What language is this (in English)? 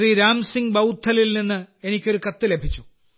Malayalam